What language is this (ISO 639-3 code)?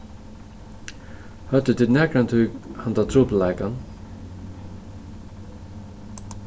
fao